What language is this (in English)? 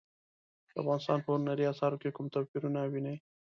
Pashto